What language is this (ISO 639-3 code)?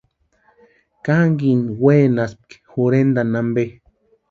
pua